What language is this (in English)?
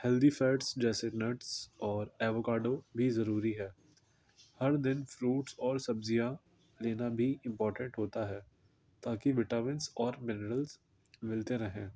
Urdu